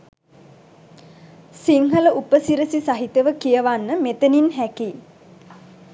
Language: Sinhala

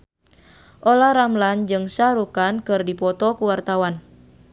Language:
Sundanese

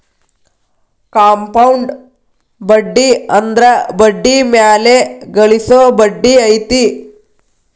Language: Kannada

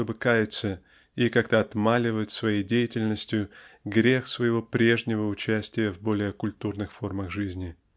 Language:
Russian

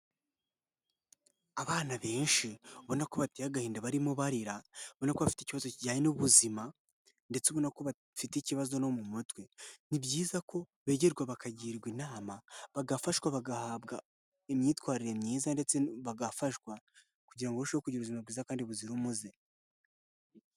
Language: Kinyarwanda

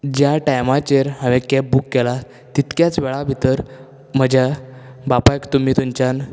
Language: Konkani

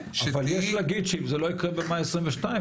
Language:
Hebrew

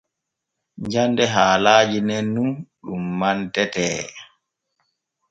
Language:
Borgu Fulfulde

